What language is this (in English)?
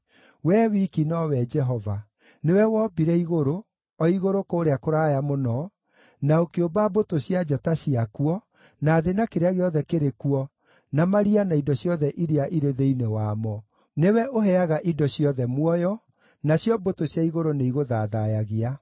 Kikuyu